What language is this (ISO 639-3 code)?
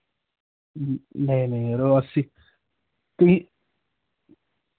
doi